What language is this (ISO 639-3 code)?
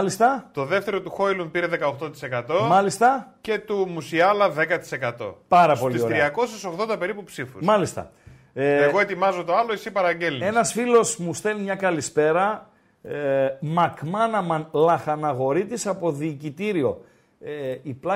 ell